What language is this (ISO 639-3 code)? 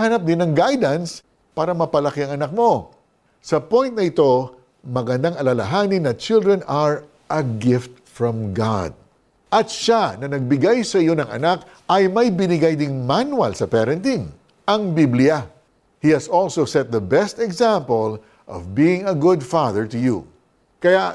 fil